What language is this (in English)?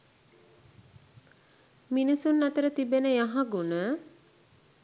Sinhala